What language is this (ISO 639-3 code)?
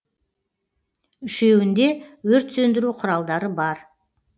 kaz